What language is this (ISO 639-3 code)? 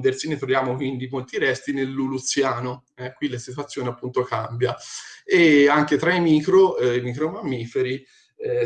ita